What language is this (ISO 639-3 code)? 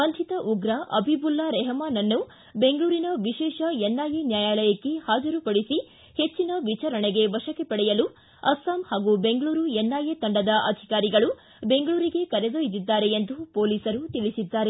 kan